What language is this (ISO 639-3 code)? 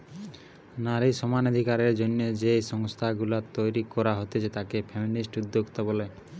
ben